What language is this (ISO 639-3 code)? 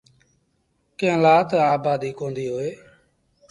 sbn